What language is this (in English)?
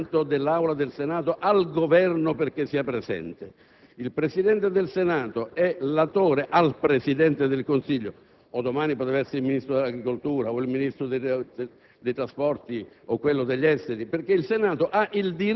Italian